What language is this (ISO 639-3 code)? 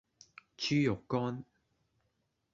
yue